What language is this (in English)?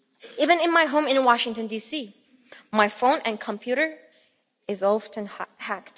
English